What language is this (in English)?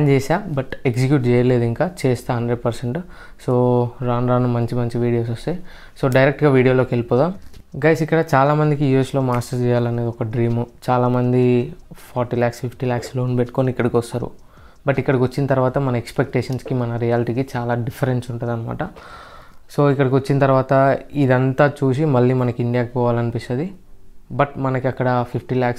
Telugu